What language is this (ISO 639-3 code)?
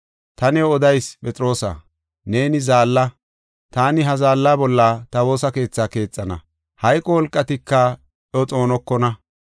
gof